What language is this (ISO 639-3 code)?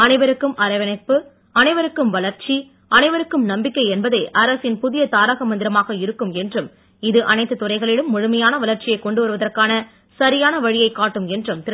tam